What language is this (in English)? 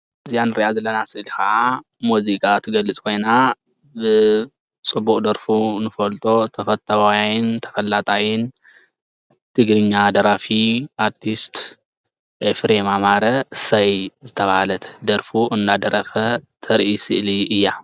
Tigrinya